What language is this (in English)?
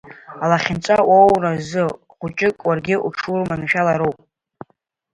Abkhazian